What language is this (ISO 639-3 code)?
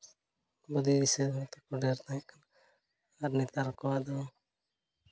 sat